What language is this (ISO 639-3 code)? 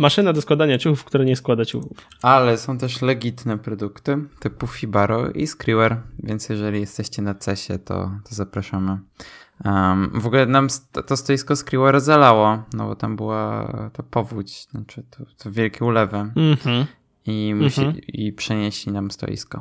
pol